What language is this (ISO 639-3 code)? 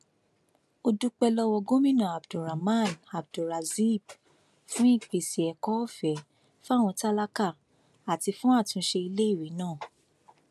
yor